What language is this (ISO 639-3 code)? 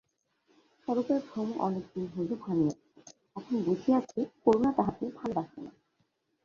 ben